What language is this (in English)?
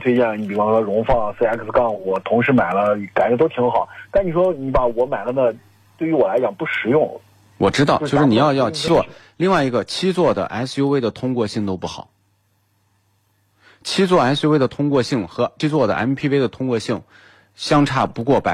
Chinese